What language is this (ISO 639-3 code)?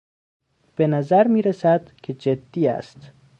fas